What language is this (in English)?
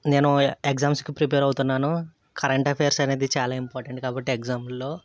Telugu